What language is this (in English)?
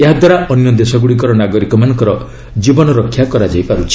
Odia